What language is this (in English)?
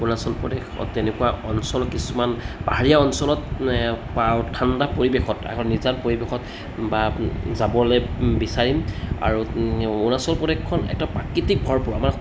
Assamese